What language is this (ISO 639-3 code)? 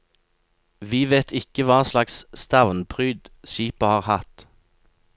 nor